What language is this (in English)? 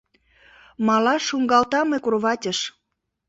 Mari